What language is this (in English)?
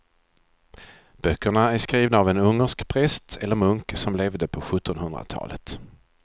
Swedish